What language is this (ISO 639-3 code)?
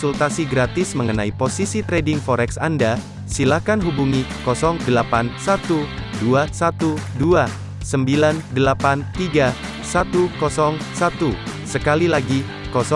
ind